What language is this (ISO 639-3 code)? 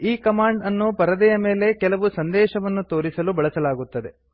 kan